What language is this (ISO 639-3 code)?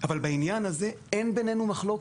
heb